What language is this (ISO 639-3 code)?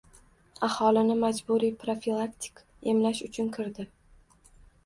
uzb